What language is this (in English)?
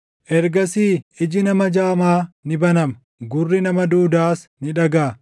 Oromo